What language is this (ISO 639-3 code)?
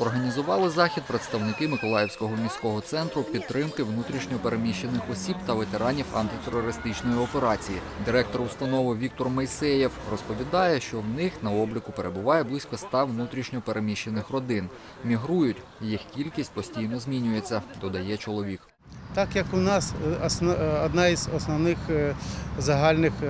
ukr